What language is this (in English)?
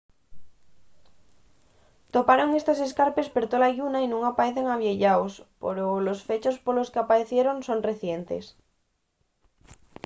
Asturian